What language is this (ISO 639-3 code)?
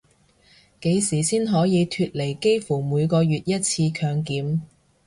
yue